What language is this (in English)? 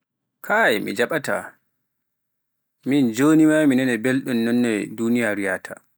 Pular